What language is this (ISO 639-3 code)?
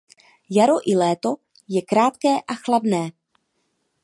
ces